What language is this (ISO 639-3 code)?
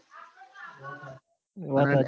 guj